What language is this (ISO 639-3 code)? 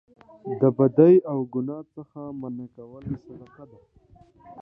pus